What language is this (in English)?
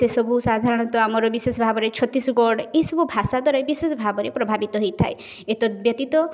Odia